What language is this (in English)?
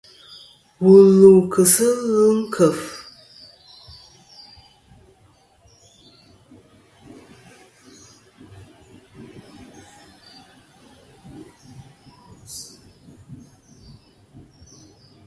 Kom